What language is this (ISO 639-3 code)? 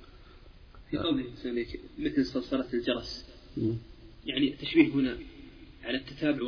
ara